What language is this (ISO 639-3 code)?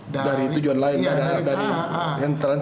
ind